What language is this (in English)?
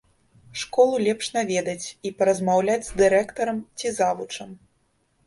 Belarusian